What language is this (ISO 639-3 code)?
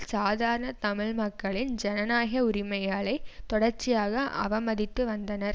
tam